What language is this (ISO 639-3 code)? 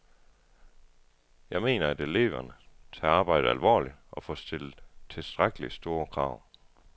dan